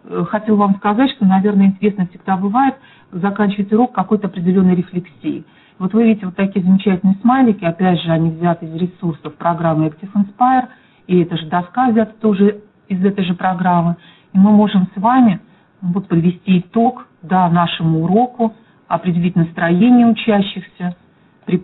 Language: Russian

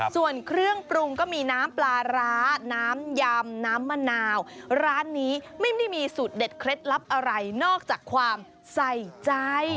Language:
Thai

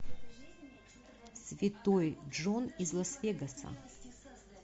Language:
Russian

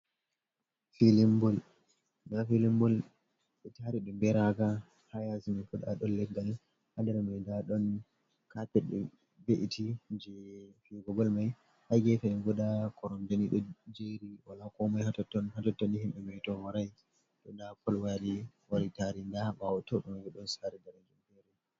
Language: Fula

